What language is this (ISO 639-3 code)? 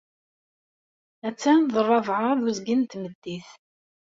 kab